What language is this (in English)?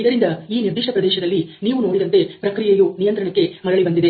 Kannada